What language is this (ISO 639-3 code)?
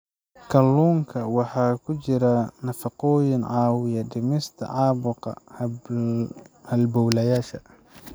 som